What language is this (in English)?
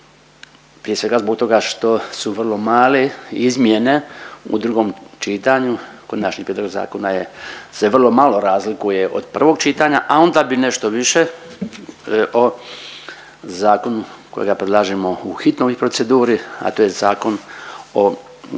Croatian